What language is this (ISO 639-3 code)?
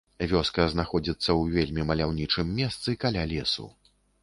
bel